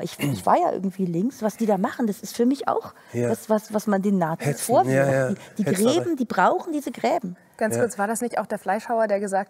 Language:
German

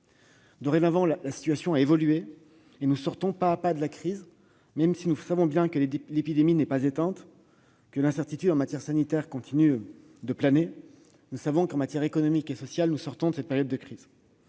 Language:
French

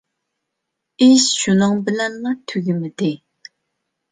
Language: Uyghur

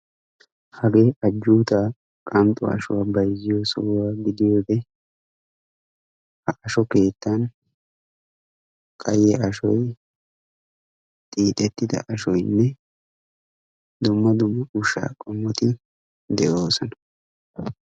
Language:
Wolaytta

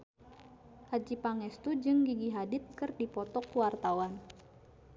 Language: Sundanese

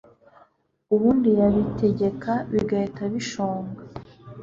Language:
Kinyarwanda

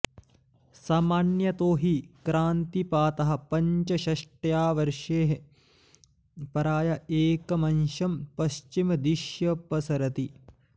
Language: Sanskrit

